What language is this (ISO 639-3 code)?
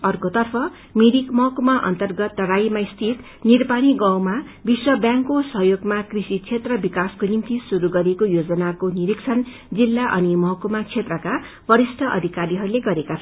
nep